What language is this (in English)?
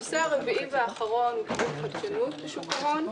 Hebrew